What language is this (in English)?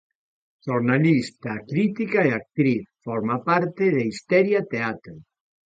Galician